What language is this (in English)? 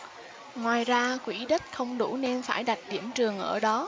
Vietnamese